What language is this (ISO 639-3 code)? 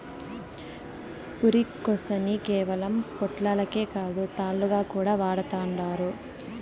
tel